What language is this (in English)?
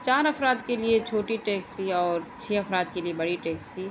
Urdu